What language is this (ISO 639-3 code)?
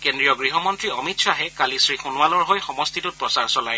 asm